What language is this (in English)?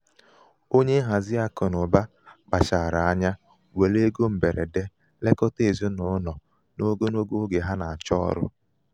Igbo